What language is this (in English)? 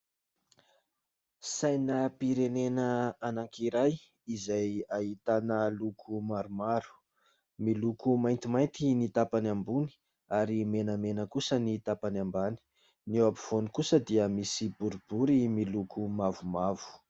Malagasy